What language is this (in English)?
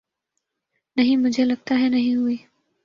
Urdu